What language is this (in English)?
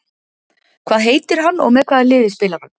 Icelandic